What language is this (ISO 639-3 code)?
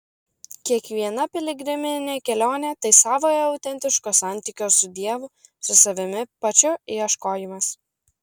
lit